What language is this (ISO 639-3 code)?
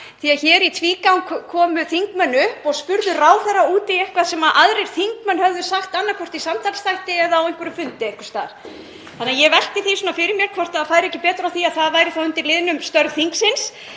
isl